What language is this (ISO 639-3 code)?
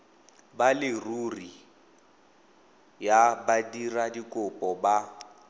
tsn